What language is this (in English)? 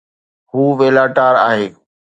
Sindhi